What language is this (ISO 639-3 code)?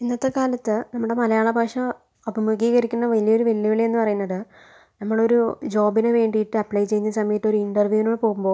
mal